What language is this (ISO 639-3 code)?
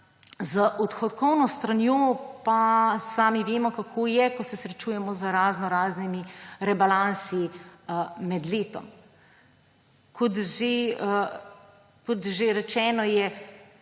slv